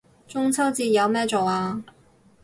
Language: Cantonese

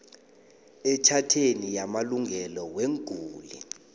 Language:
South Ndebele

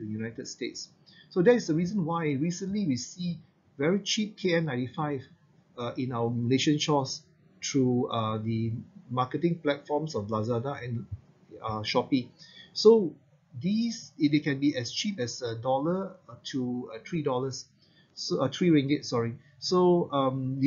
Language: English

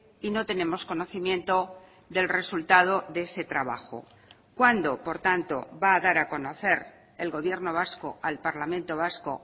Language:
Spanish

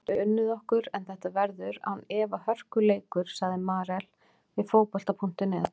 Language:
Icelandic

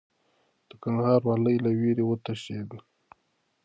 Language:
Pashto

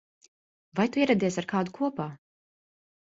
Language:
Latvian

